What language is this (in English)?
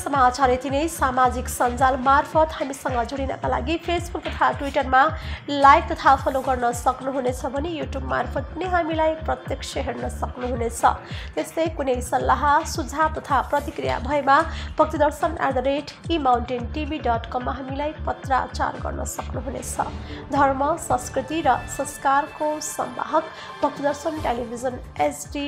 Hindi